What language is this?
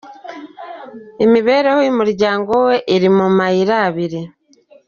Kinyarwanda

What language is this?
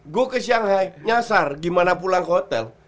Indonesian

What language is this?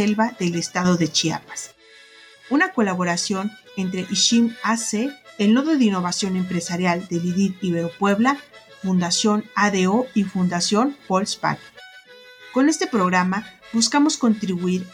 Spanish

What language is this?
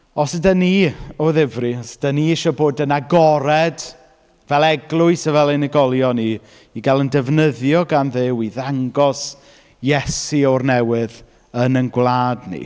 Welsh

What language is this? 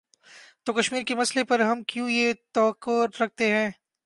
Urdu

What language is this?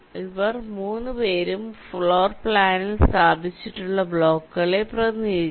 Malayalam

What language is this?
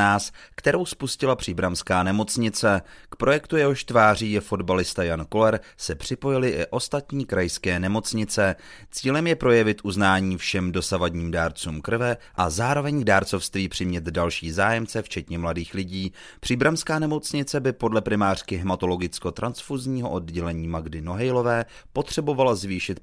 Czech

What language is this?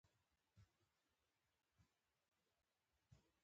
Pashto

